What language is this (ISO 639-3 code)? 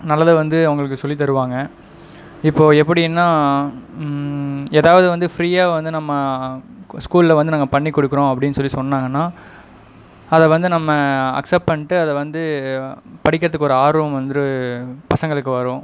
tam